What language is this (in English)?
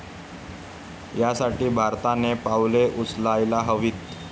Marathi